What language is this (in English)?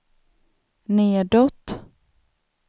Swedish